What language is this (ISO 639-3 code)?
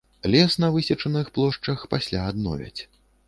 bel